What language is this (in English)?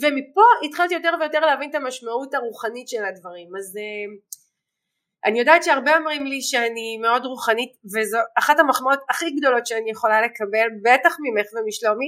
Hebrew